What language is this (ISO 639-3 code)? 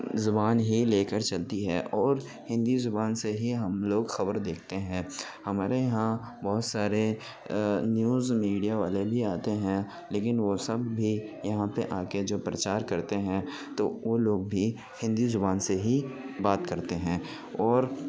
urd